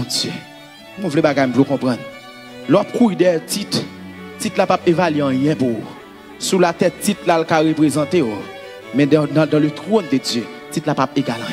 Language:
French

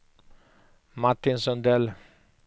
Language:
Swedish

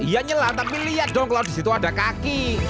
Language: Indonesian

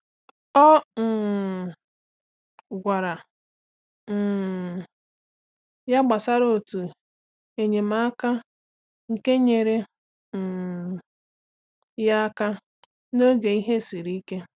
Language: Igbo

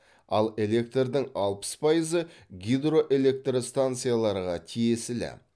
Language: Kazakh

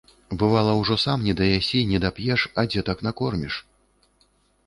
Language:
Belarusian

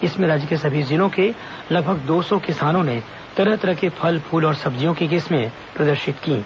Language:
Hindi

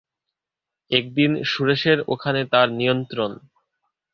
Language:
Bangla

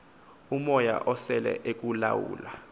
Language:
Xhosa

